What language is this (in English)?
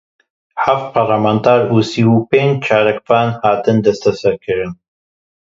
Kurdish